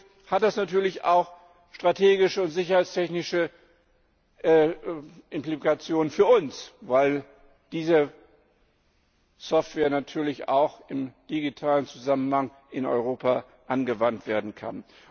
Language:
German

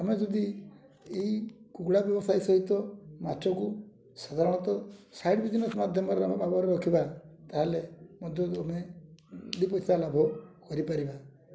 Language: Odia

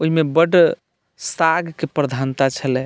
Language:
Maithili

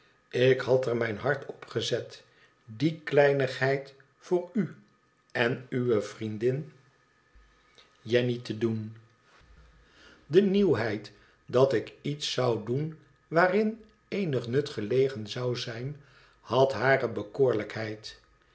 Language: Dutch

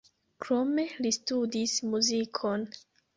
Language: Esperanto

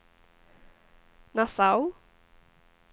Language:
Swedish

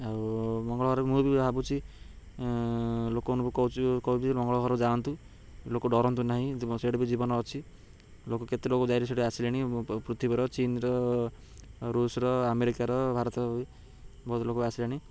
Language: Odia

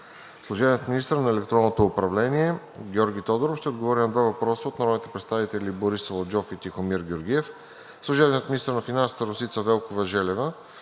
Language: Bulgarian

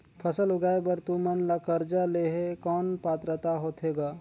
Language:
Chhattisgarhi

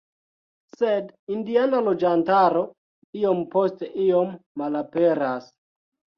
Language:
Esperanto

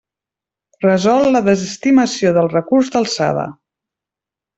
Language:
Catalan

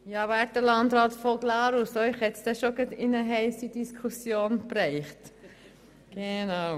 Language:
Swiss German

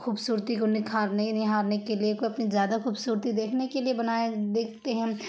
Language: Urdu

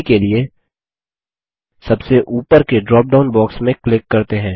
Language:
Hindi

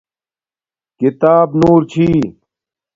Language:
Domaaki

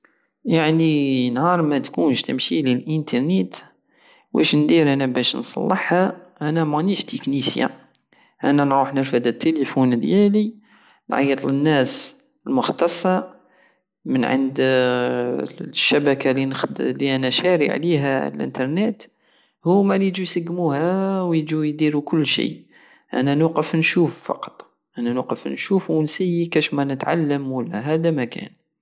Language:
Algerian Saharan Arabic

